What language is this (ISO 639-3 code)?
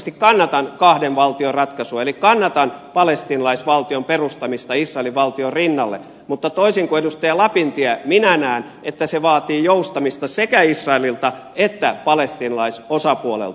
fin